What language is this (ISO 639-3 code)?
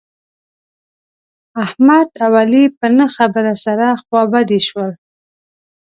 pus